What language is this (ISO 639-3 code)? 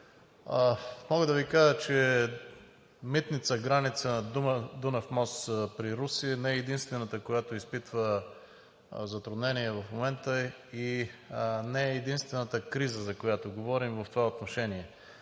bul